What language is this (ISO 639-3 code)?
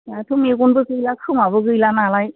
brx